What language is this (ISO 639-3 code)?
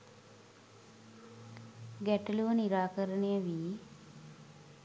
sin